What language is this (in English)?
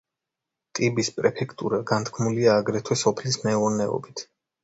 Georgian